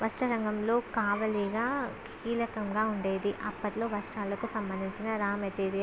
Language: Telugu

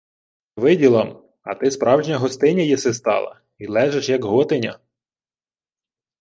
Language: Ukrainian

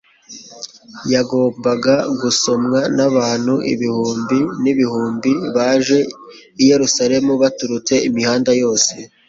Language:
Kinyarwanda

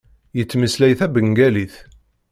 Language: Kabyle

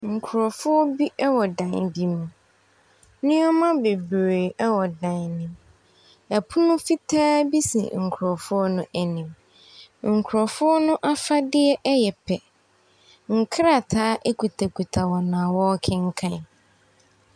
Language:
Akan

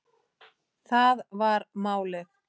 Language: Icelandic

